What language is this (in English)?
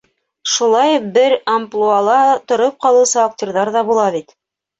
Bashkir